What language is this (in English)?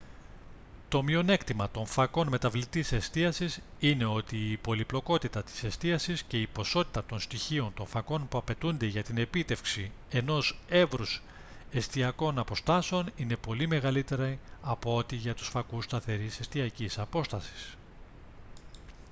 Greek